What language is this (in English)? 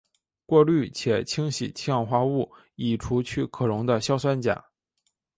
Chinese